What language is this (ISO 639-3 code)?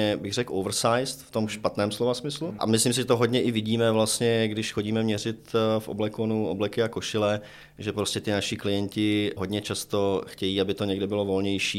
ces